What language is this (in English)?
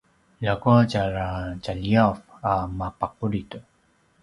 Paiwan